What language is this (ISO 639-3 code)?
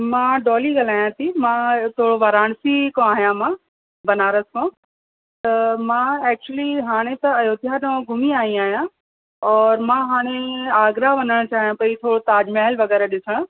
snd